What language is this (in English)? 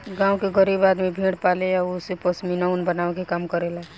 Bhojpuri